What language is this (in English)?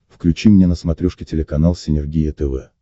Russian